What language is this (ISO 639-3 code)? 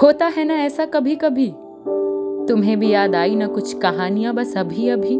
hin